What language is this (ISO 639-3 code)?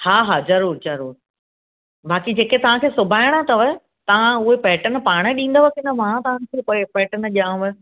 snd